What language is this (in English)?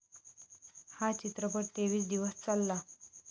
Marathi